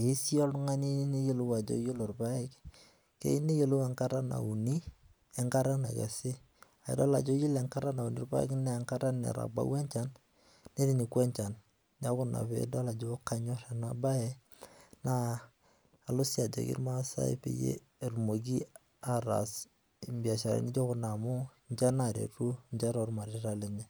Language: Masai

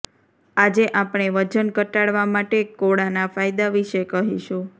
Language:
Gujarati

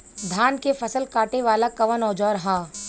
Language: Bhojpuri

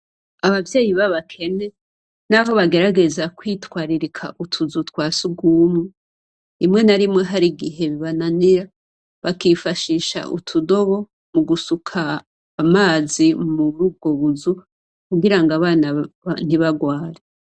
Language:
Rundi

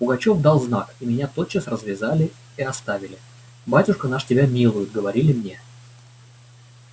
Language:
Russian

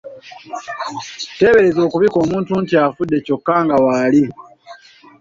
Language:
Ganda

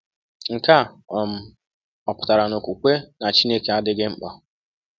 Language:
Igbo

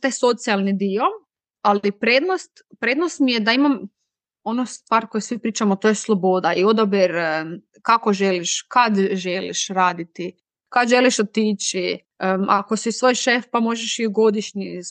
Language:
Croatian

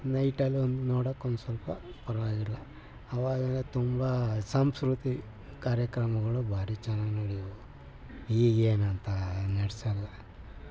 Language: Kannada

